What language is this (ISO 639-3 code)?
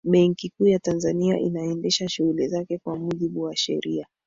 swa